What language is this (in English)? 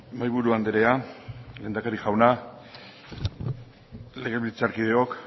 Basque